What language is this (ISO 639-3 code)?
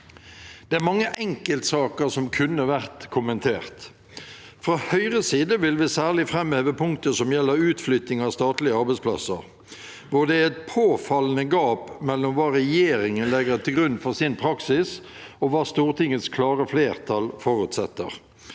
nor